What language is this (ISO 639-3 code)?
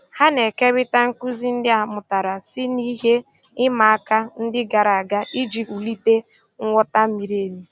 ibo